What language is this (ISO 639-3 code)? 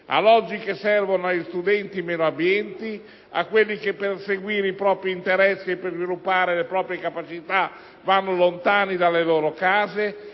ita